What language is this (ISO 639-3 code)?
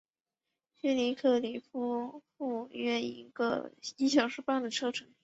zho